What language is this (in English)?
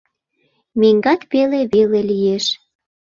Mari